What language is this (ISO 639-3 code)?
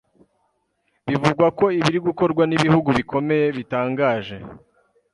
kin